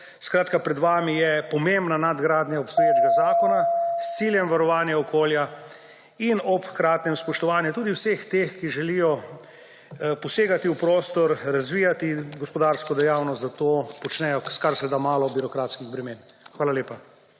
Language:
Slovenian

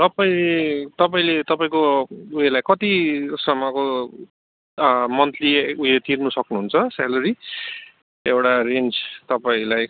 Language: Nepali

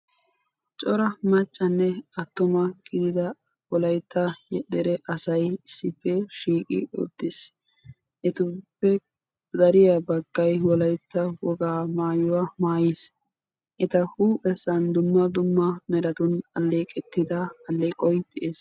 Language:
Wolaytta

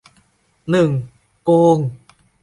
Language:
Thai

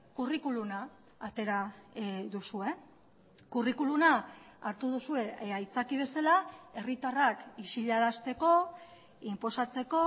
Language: Basque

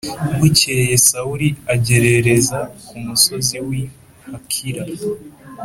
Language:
Kinyarwanda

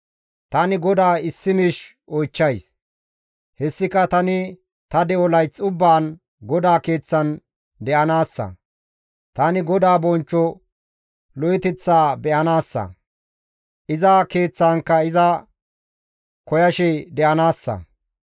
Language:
Gamo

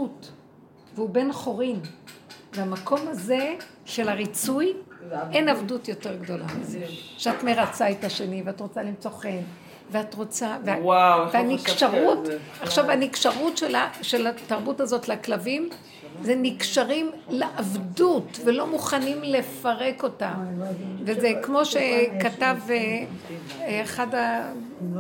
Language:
Hebrew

